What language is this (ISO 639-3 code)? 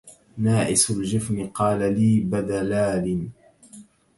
ara